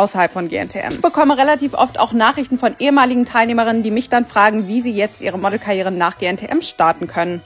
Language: German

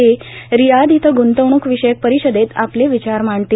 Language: Marathi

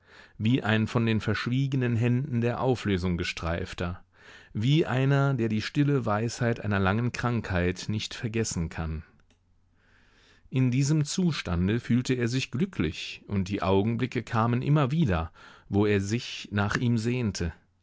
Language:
German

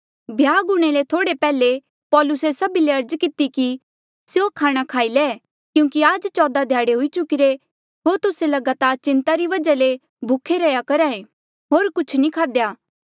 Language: Mandeali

